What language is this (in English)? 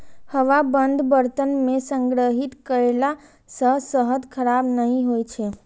Maithili